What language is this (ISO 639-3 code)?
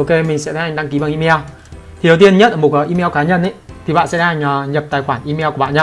vie